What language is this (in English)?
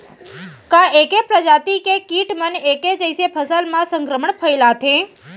Chhattisgarhi